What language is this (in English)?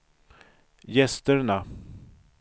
Swedish